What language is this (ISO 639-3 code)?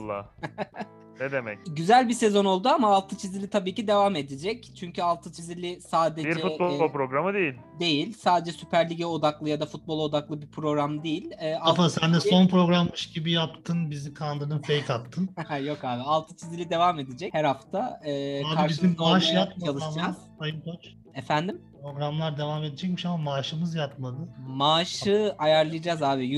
tur